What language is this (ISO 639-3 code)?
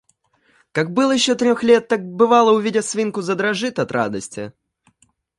rus